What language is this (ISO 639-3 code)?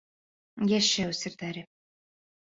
bak